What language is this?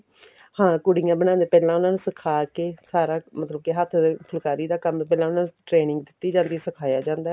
Punjabi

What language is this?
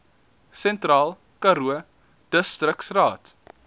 Afrikaans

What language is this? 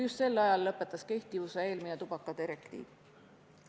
Estonian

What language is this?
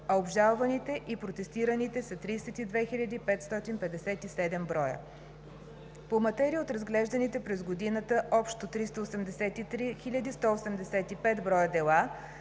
Bulgarian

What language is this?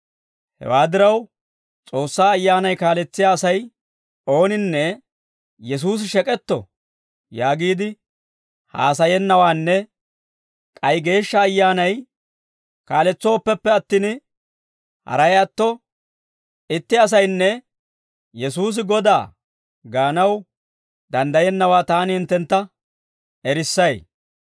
Dawro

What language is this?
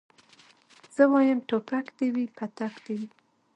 Pashto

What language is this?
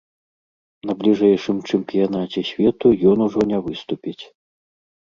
Belarusian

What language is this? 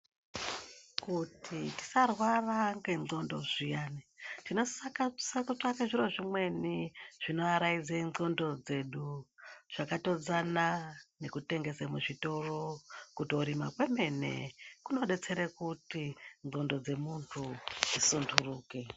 Ndau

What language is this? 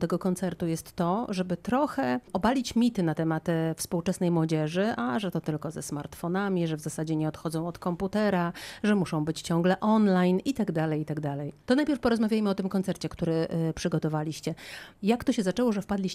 Polish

